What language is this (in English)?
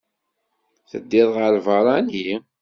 Kabyle